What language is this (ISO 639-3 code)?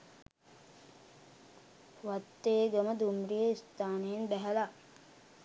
sin